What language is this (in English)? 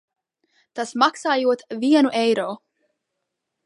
Latvian